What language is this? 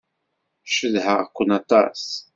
Kabyle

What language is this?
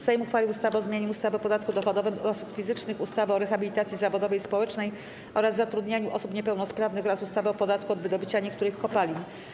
Polish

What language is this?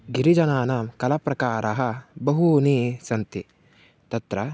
Sanskrit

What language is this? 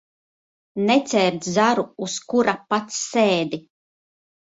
Latvian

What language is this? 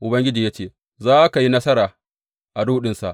Hausa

